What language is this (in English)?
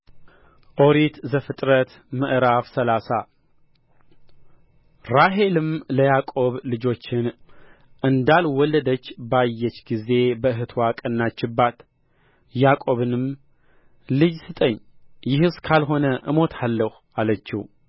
Amharic